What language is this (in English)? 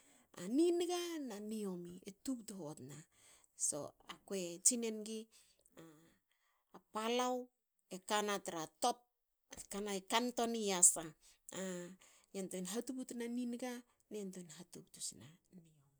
Hakö